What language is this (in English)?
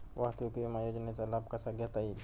Marathi